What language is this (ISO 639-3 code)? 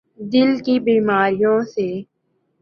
urd